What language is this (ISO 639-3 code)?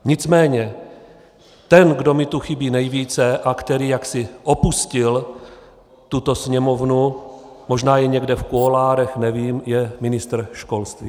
ces